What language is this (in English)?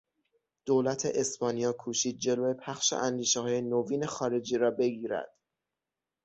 Persian